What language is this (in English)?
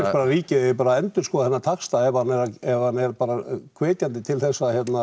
Icelandic